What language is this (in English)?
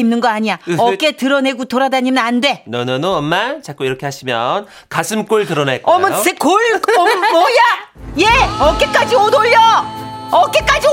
Korean